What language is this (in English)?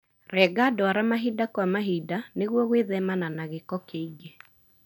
Kikuyu